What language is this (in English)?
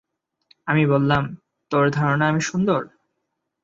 Bangla